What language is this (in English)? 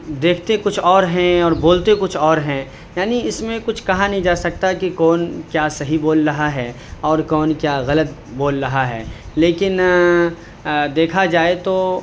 Urdu